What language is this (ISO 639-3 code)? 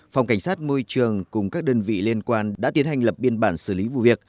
vie